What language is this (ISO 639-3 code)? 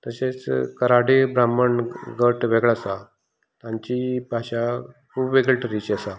kok